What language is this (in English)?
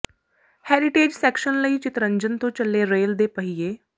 Punjabi